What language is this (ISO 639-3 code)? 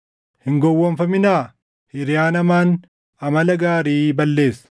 orm